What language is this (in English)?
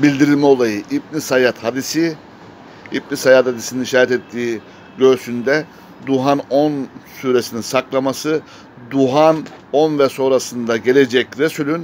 Turkish